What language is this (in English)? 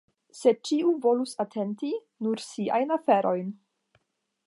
Esperanto